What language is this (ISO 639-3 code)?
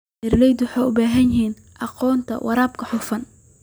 som